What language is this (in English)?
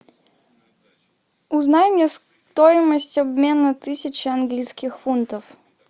Russian